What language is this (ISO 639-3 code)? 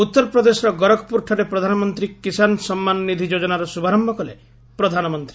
ori